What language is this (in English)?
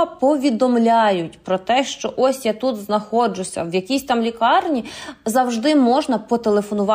Ukrainian